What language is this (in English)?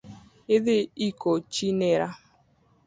Luo (Kenya and Tanzania)